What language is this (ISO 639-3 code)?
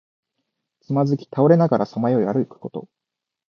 jpn